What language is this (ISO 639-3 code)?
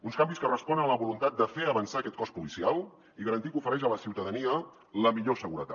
cat